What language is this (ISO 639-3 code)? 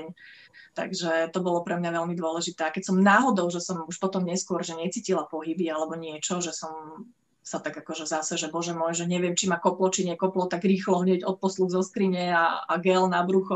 slk